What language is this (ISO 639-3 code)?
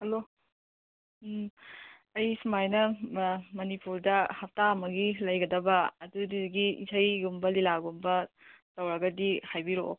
mni